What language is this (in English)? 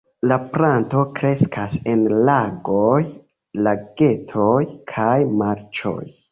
Esperanto